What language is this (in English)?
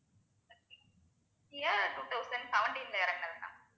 Tamil